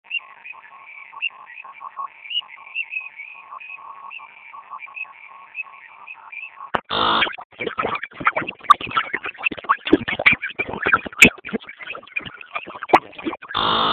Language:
Basque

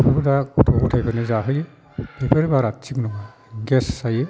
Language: Bodo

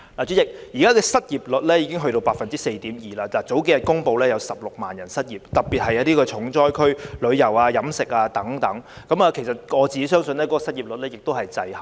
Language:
Cantonese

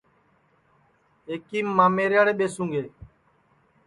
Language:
Sansi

